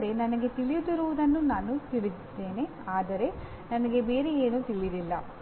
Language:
Kannada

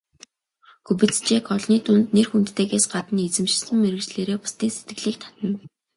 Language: Mongolian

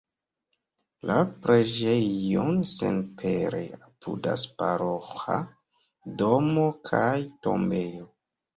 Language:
Esperanto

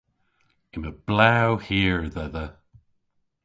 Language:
Cornish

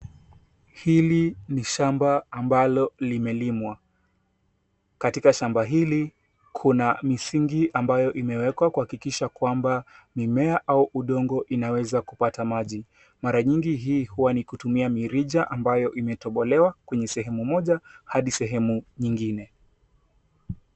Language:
Swahili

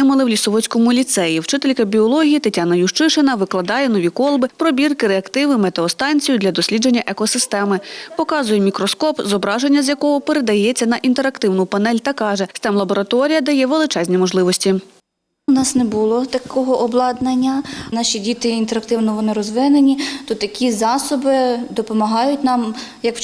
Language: Ukrainian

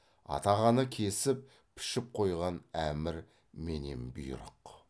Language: Kazakh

